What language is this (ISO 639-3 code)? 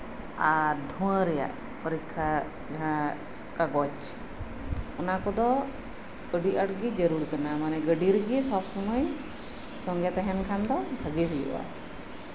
sat